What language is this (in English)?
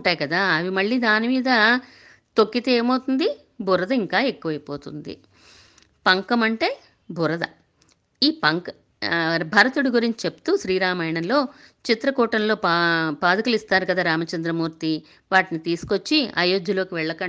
Telugu